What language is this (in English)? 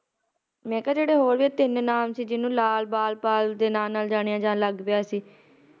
Punjabi